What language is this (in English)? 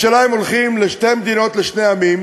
Hebrew